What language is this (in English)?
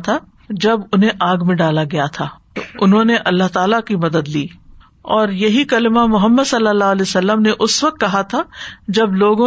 Urdu